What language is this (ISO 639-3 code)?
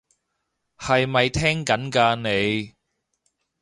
yue